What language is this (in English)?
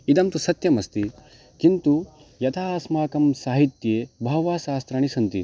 Sanskrit